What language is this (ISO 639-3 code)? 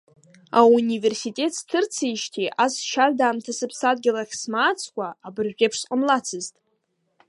abk